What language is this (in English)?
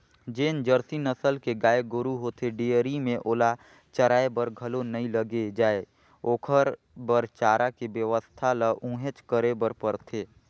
Chhattisgarhi